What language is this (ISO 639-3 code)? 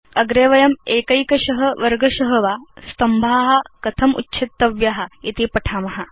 san